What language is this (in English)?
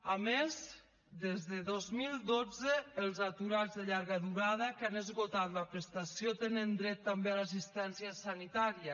Catalan